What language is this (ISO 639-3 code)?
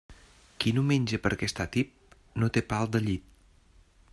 cat